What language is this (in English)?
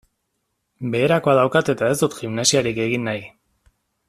Basque